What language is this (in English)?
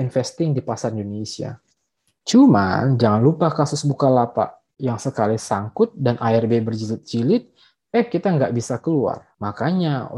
Indonesian